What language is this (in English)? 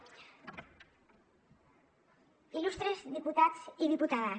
Catalan